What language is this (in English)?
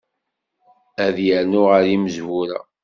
Kabyle